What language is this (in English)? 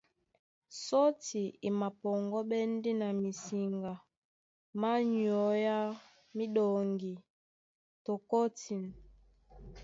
Duala